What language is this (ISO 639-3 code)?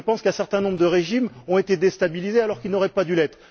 fra